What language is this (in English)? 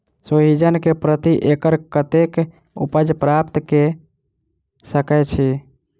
Maithili